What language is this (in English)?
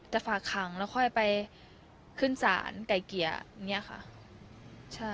Thai